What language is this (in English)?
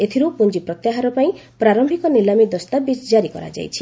Odia